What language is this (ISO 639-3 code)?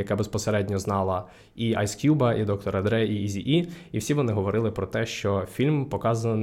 ukr